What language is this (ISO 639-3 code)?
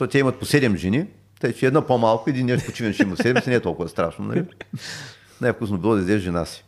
bul